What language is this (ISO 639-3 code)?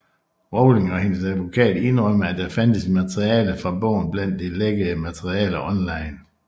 dan